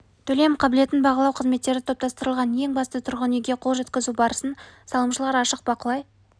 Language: Kazakh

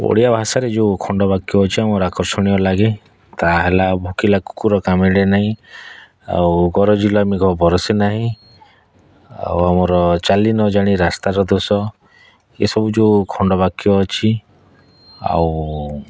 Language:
Odia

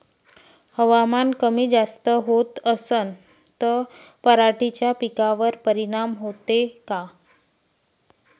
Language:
Marathi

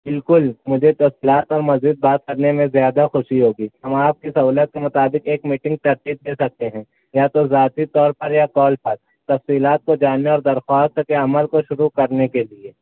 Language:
Urdu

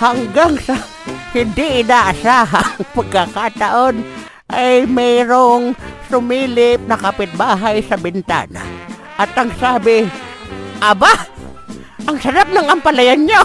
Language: Filipino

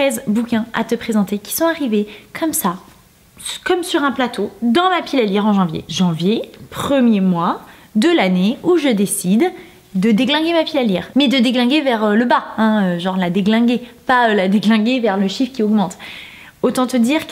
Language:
French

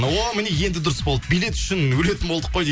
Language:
Kazakh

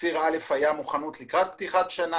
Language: Hebrew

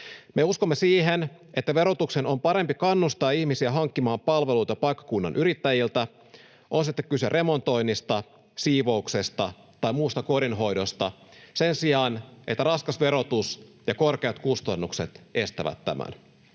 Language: Finnish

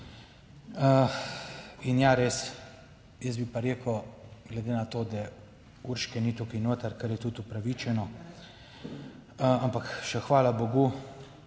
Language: Slovenian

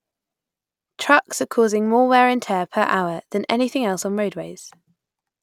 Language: English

